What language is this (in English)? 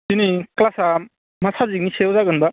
Bodo